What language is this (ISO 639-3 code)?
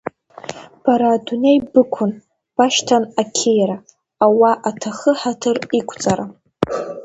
abk